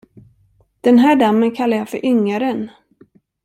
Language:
Swedish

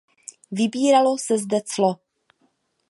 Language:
Czech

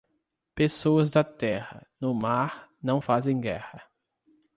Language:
Portuguese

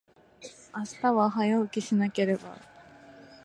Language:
Japanese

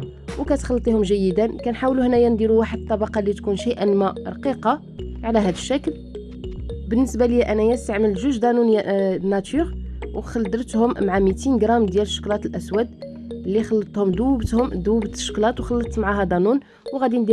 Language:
Arabic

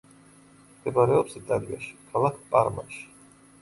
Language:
Georgian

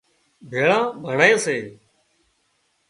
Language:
Wadiyara Koli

